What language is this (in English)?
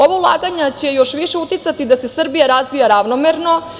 Serbian